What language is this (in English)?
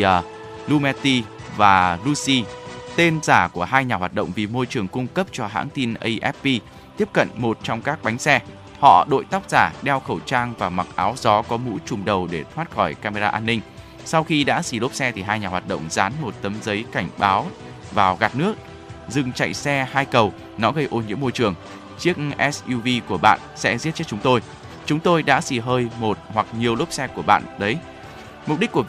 Vietnamese